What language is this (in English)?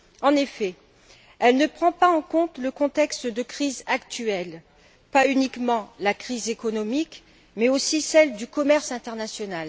French